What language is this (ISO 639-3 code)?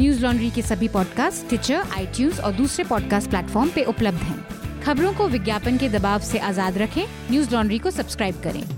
hin